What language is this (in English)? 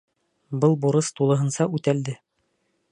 Bashkir